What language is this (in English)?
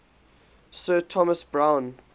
English